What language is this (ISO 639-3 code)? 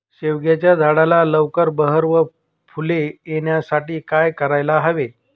mar